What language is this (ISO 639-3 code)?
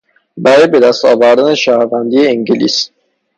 fas